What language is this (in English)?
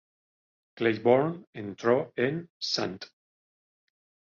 Spanish